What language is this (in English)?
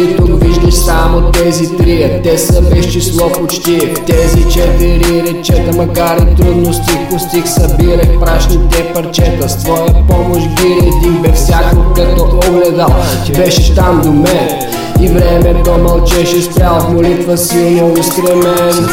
Bulgarian